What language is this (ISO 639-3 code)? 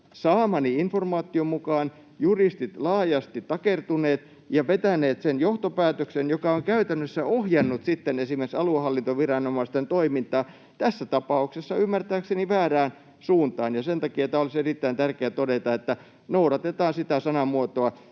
fin